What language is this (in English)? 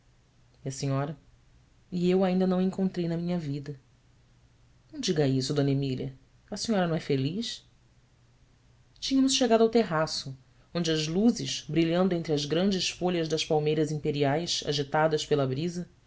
Portuguese